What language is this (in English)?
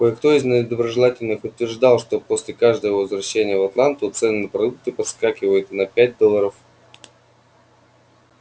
Russian